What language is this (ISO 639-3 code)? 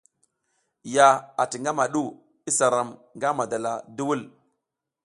giz